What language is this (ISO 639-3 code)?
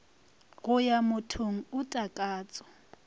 nso